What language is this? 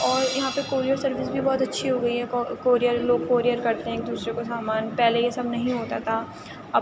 Urdu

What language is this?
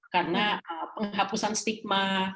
Indonesian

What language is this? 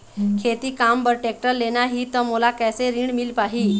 Chhattisgarhi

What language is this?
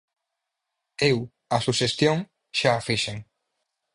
Galician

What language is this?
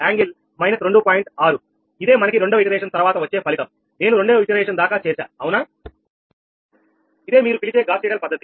Telugu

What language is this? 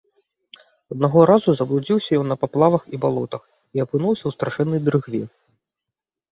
Belarusian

